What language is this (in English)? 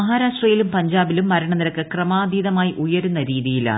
Malayalam